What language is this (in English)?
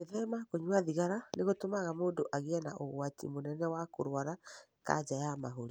Kikuyu